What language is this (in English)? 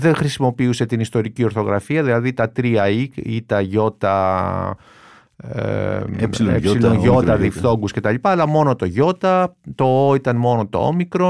Greek